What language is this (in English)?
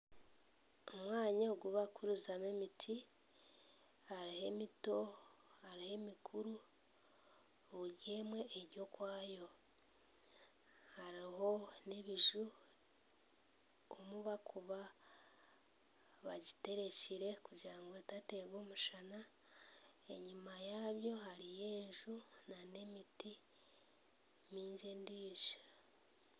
Nyankole